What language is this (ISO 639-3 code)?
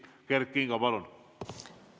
est